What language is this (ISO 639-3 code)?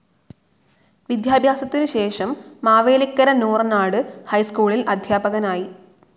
mal